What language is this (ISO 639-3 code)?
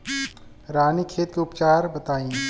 bho